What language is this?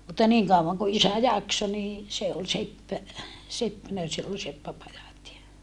Finnish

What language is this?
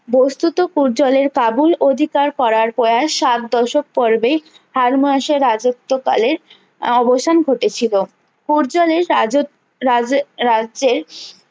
Bangla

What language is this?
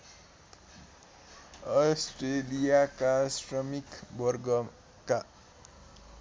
Nepali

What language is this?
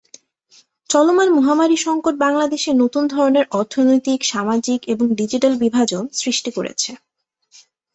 Bangla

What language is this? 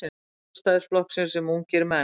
Icelandic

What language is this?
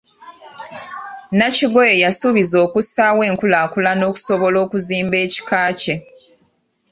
Ganda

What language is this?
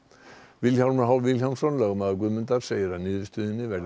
Icelandic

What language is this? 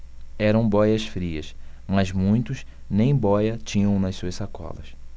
Portuguese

